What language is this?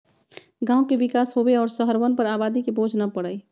Magahi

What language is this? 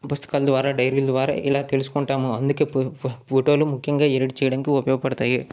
Telugu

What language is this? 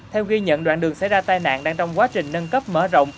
Vietnamese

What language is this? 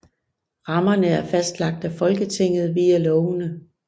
Danish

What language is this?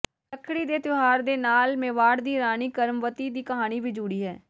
Punjabi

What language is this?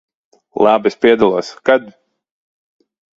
Latvian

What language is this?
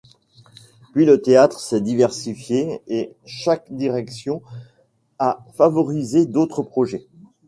French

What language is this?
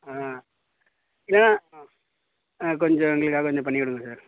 Tamil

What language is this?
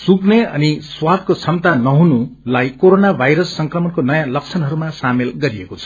Nepali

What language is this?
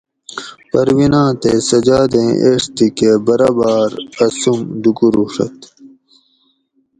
Gawri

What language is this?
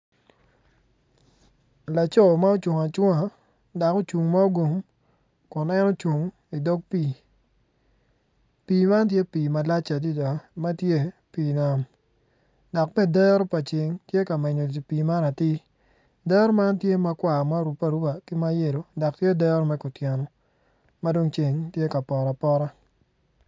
Acoli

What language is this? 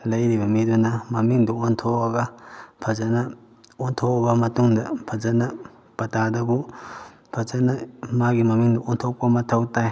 Manipuri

